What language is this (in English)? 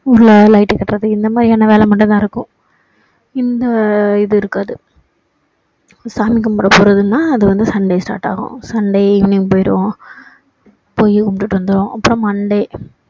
Tamil